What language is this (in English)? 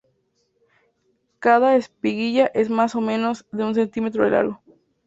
Spanish